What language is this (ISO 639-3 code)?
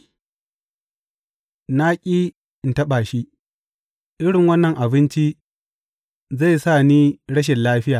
hau